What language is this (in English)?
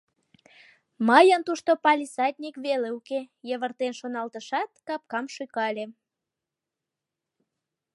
Mari